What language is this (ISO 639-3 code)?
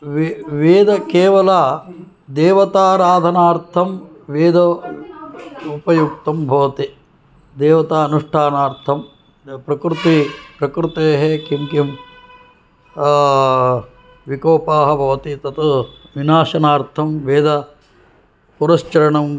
san